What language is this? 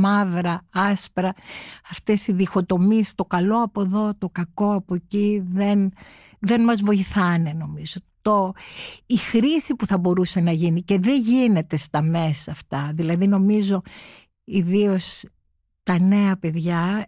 Greek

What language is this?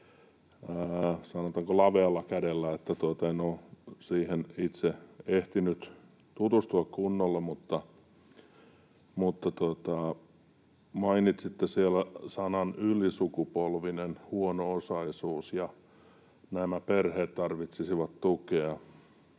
Finnish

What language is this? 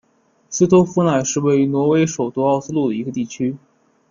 Chinese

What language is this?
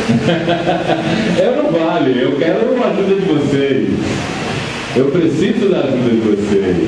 Portuguese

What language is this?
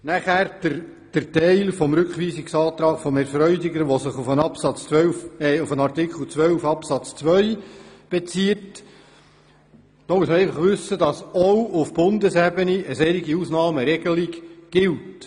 Swiss German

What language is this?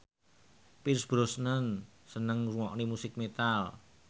Javanese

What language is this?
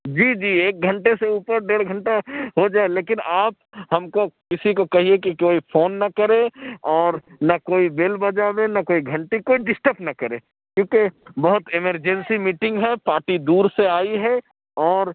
Urdu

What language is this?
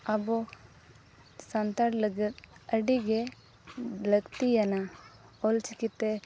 Santali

